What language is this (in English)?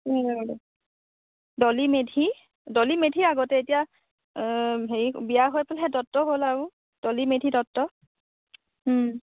Assamese